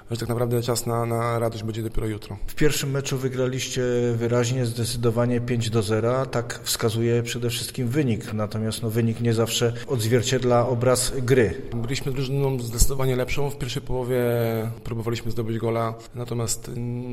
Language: Polish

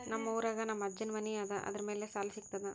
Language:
Kannada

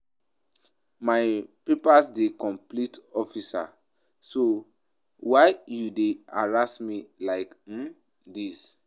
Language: Nigerian Pidgin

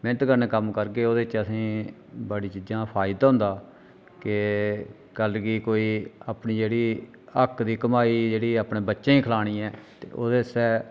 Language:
Dogri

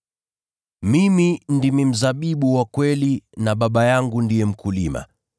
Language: Swahili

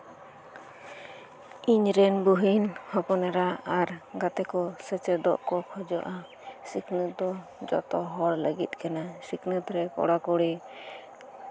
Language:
Santali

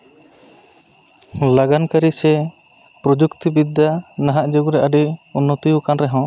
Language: Santali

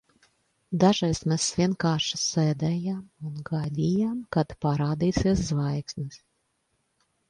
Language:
Latvian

